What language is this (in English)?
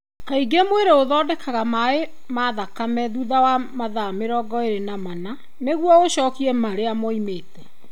Kikuyu